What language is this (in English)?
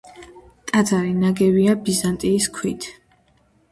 Georgian